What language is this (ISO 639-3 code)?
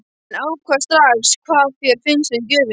isl